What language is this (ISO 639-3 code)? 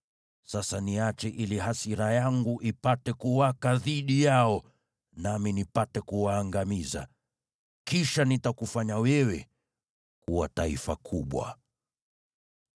swa